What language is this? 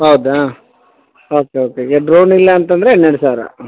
Kannada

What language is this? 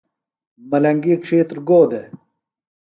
Phalura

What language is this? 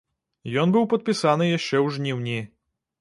Belarusian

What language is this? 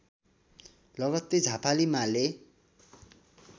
Nepali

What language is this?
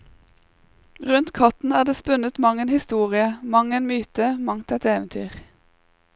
Norwegian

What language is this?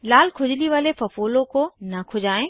Hindi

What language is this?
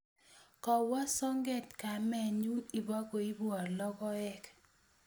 Kalenjin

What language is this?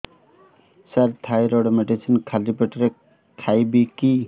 Odia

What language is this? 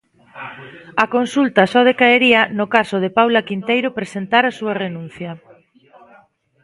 Galician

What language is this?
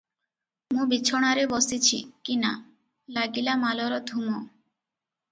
Odia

